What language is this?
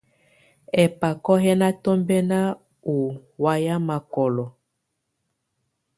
Tunen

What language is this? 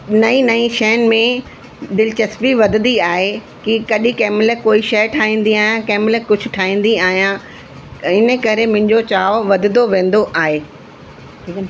Sindhi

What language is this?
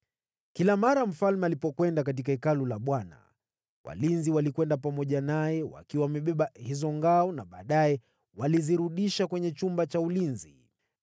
Swahili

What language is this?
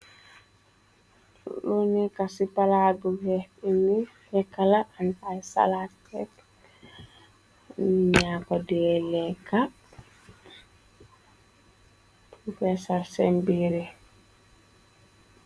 Wolof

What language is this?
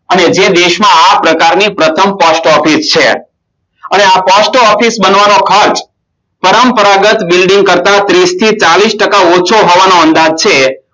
Gujarati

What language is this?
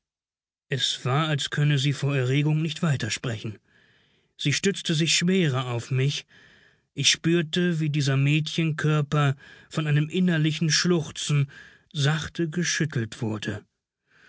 German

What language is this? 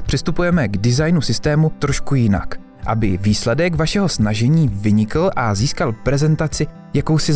Czech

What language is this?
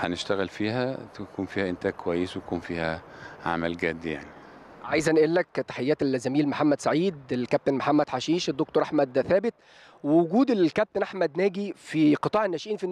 Arabic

